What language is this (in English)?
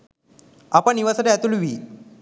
Sinhala